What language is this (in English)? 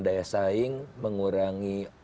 Indonesian